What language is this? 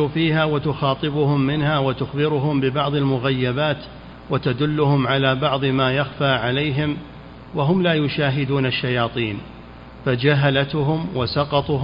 Arabic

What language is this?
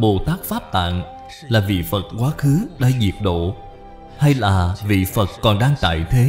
Vietnamese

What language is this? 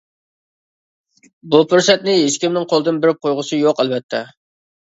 Uyghur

